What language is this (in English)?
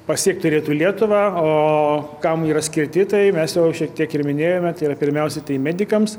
Lithuanian